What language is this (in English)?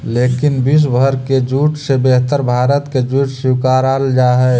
Magahi